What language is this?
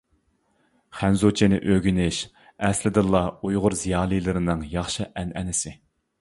Uyghur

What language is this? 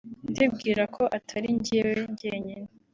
Kinyarwanda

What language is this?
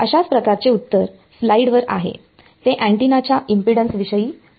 Marathi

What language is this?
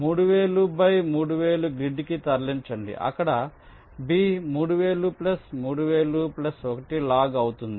Telugu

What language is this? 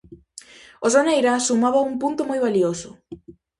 Galician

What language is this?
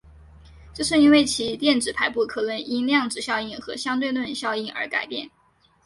Chinese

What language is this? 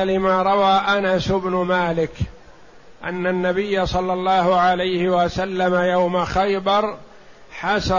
Arabic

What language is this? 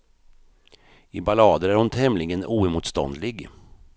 Swedish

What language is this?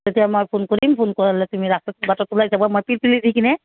Assamese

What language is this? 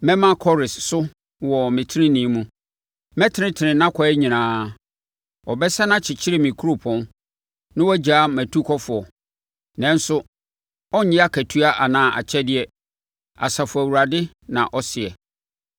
Akan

